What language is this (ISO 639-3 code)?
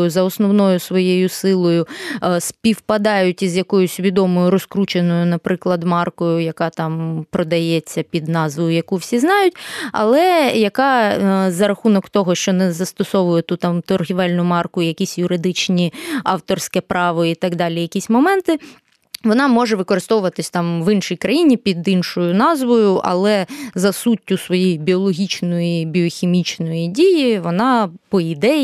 ukr